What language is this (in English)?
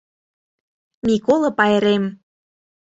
Mari